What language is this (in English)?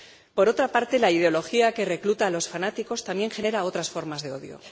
Spanish